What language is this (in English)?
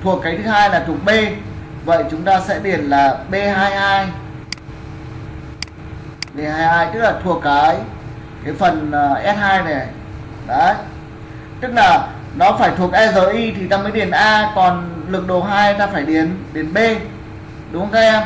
Vietnamese